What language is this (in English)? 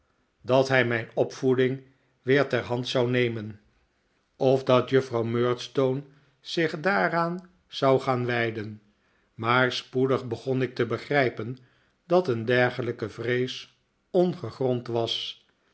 Dutch